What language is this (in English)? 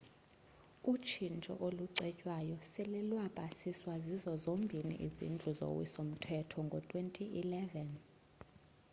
Xhosa